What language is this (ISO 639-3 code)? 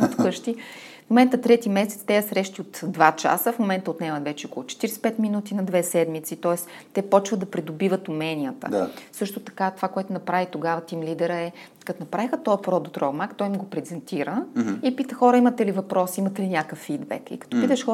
bul